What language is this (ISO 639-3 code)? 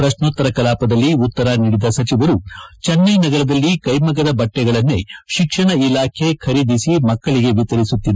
kan